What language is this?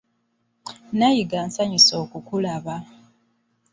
Ganda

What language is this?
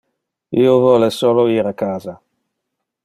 Interlingua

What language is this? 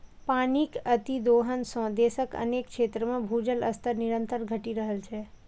Maithili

